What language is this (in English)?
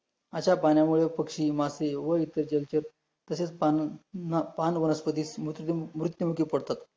Marathi